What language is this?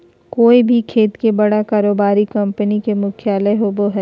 Magahi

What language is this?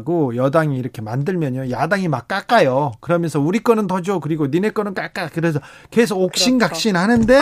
Korean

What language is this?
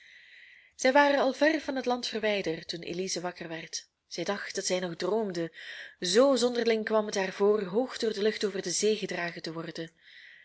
Dutch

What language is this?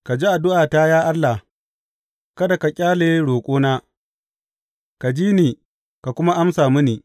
Hausa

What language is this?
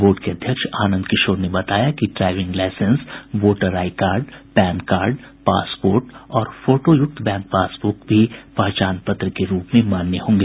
Hindi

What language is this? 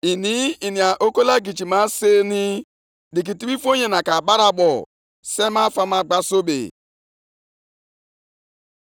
Igbo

